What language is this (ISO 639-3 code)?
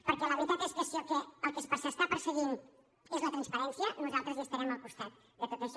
cat